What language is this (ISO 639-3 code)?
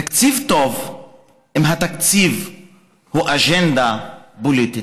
heb